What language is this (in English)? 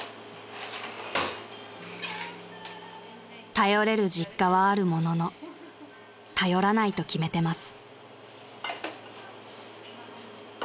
Japanese